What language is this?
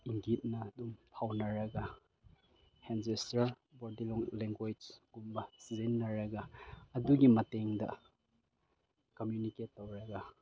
Manipuri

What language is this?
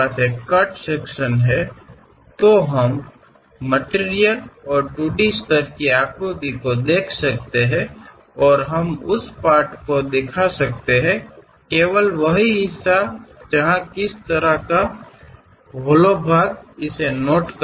Kannada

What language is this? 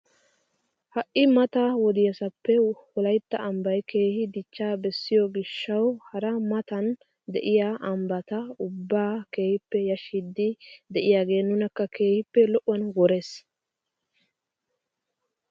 Wolaytta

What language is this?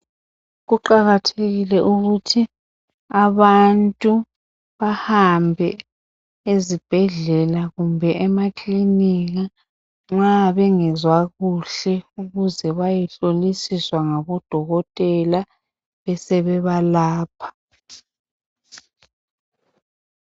North Ndebele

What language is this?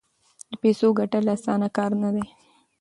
Pashto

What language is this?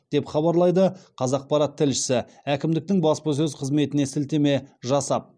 Kazakh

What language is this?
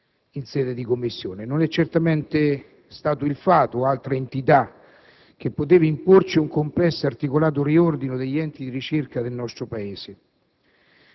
Italian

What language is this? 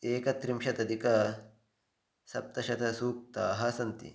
Sanskrit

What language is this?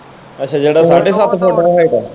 Punjabi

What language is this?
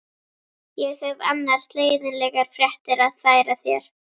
Icelandic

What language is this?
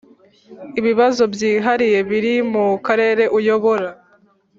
Kinyarwanda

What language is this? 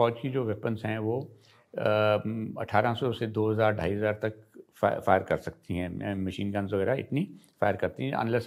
Hindi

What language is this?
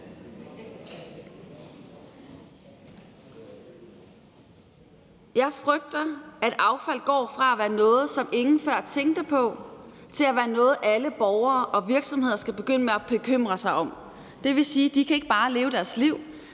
Danish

